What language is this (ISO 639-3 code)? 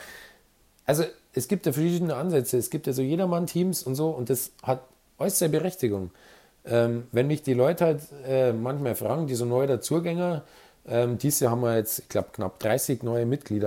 deu